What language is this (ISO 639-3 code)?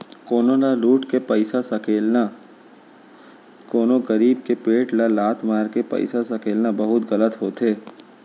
hne